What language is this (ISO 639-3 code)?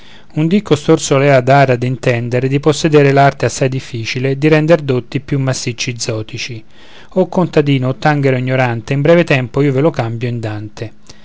ita